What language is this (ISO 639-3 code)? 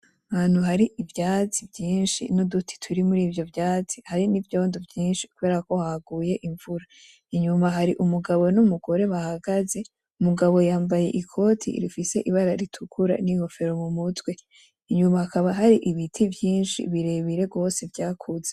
run